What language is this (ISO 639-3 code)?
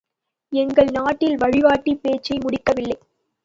tam